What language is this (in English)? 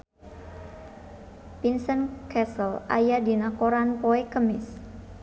Sundanese